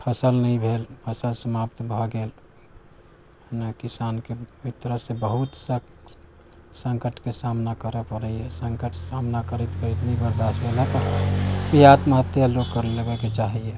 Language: Maithili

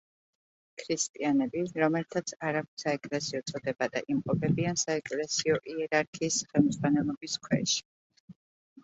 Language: Georgian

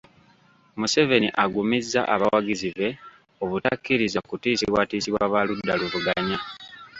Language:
Ganda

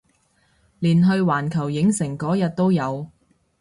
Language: Cantonese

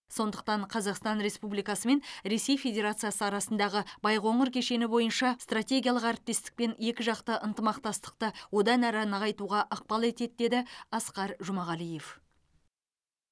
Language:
Kazakh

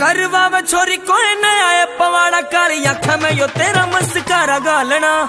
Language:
Hindi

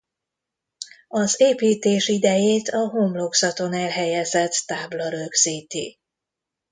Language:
Hungarian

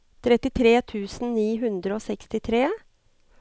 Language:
Norwegian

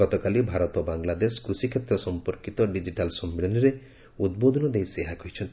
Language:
Odia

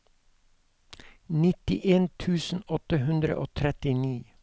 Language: Norwegian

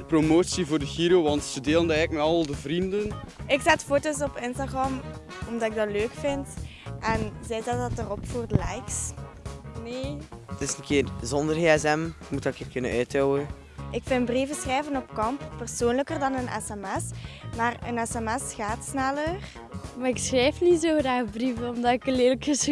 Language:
Dutch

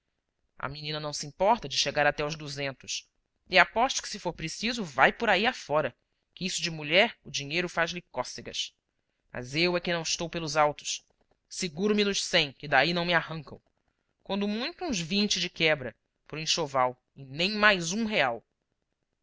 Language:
Portuguese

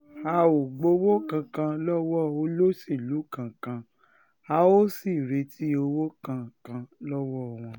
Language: Yoruba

